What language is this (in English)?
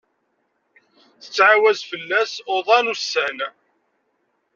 Kabyle